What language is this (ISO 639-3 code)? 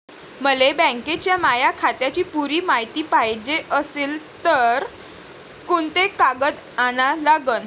mar